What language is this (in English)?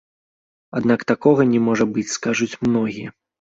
Belarusian